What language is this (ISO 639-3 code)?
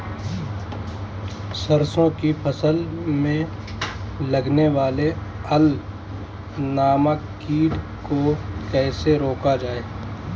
hin